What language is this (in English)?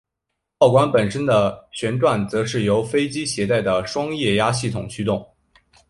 Chinese